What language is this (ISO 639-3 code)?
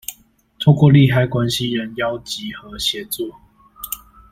zho